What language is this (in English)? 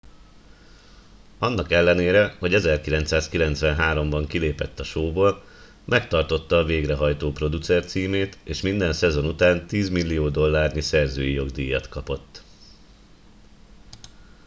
Hungarian